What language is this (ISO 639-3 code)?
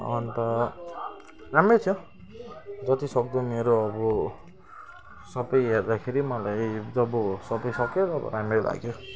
nep